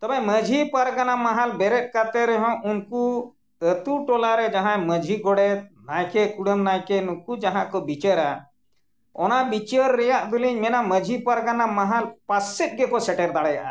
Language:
Santali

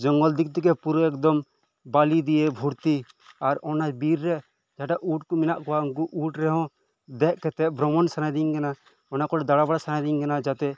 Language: Santali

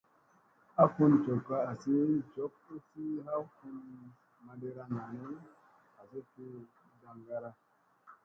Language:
Musey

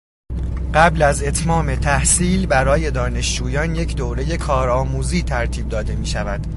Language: Persian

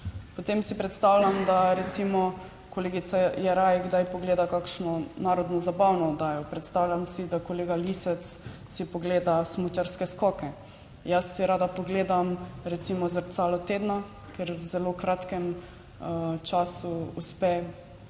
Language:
Slovenian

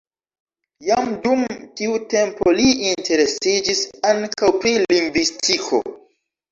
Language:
Esperanto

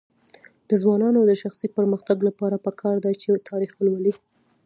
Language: Pashto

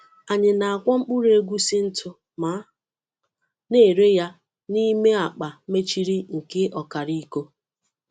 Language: Igbo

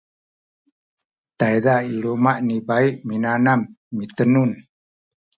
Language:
Sakizaya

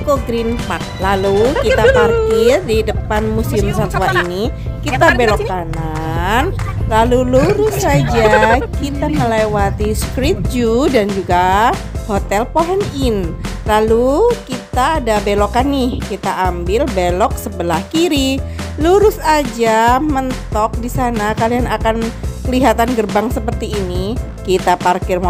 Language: Indonesian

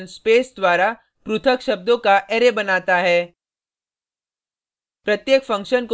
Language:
Hindi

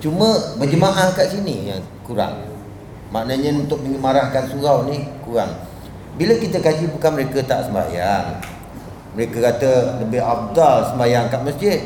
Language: Malay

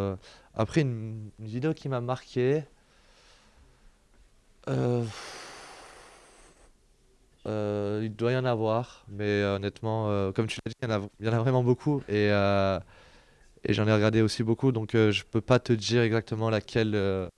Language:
French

